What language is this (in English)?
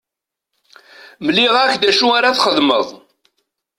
Kabyle